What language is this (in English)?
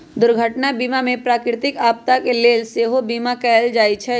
Magahi